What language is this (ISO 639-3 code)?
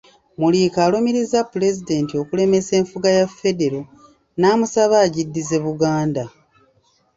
lug